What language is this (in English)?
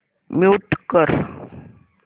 Marathi